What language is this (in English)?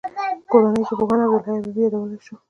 Pashto